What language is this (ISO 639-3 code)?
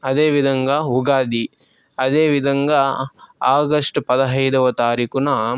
tel